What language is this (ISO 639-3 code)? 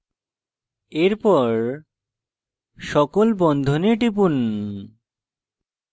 ben